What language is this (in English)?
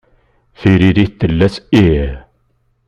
Kabyle